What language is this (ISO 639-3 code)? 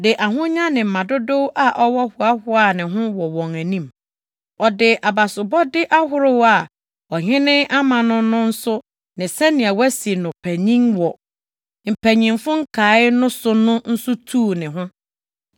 aka